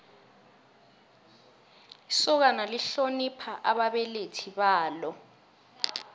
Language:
South Ndebele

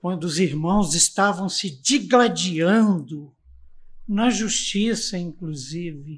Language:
Portuguese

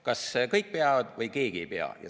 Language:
Estonian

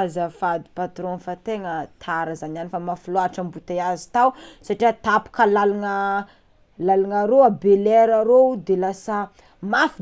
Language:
Tsimihety Malagasy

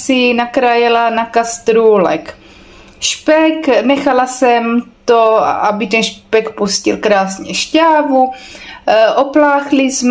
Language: Czech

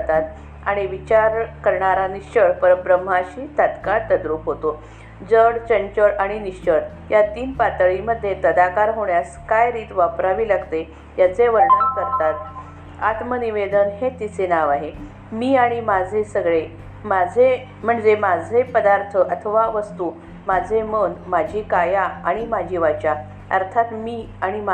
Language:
Marathi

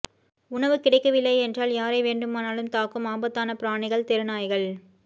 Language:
Tamil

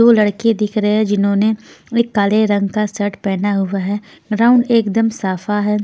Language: Hindi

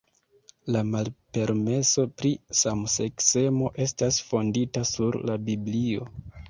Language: Esperanto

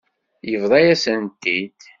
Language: Kabyle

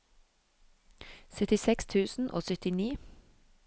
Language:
Norwegian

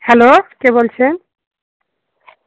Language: Bangla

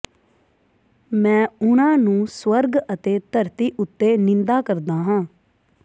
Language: Punjabi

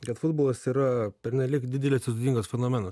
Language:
Lithuanian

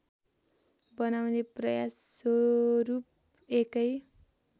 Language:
Nepali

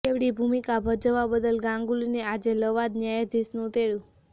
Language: Gujarati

